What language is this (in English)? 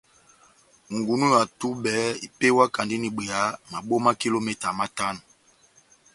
Batanga